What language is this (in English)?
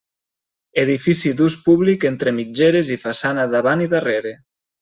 Catalan